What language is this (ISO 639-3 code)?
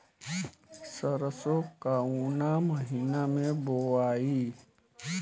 bho